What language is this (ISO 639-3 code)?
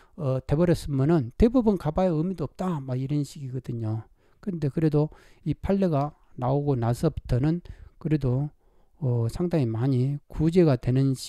kor